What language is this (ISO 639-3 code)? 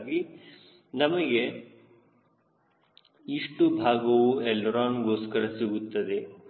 kan